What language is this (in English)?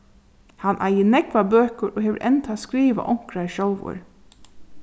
Faroese